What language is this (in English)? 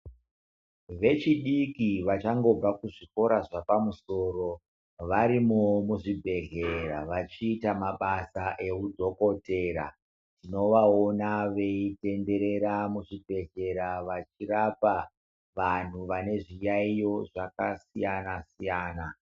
Ndau